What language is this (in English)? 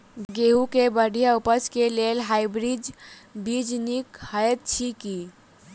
Maithili